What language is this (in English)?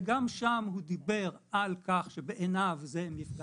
Hebrew